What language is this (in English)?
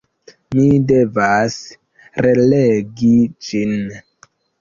Esperanto